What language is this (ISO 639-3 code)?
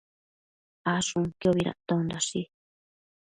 mcf